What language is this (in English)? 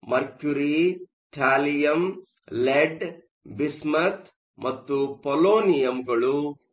Kannada